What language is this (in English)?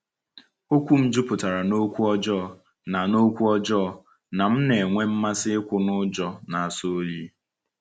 Igbo